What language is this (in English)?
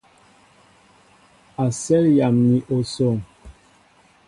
Mbo (Cameroon)